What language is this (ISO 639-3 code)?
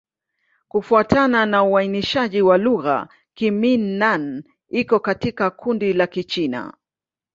swa